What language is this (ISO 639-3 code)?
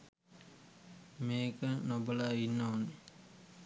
sin